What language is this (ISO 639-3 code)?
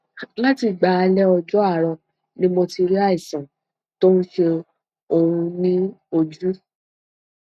yor